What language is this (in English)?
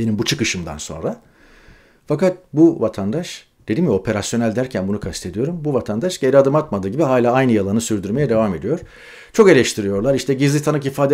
Turkish